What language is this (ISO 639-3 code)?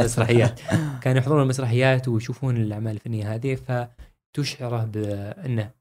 ara